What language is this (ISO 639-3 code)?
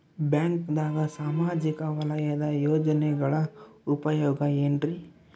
kan